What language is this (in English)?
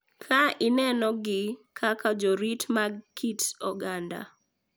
Luo (Kenya and Tanzania)